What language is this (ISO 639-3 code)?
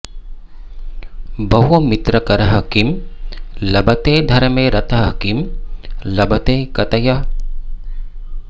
san